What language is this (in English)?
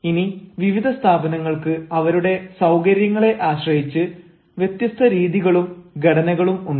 Malayalam